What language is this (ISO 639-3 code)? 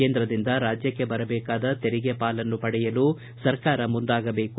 kan